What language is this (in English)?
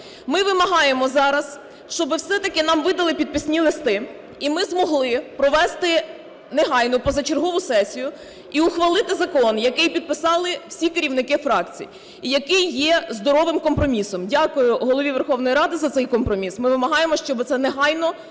Ukrainian